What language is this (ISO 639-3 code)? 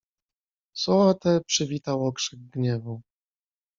pol